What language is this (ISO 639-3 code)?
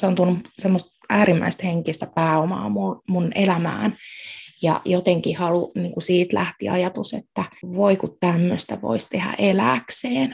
fin